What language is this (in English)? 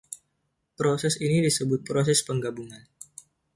Indonesian